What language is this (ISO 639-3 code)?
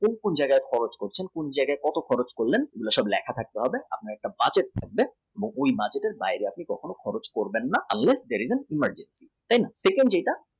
ben